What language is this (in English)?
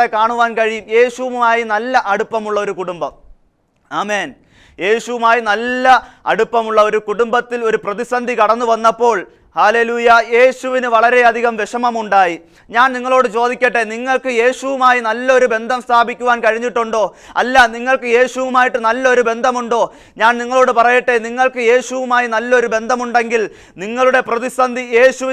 Czech